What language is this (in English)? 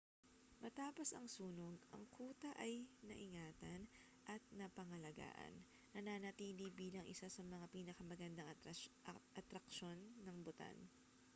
Filipino